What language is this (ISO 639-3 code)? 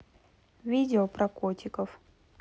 rus